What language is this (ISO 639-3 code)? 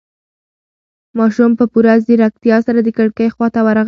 pus